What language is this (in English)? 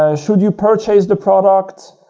English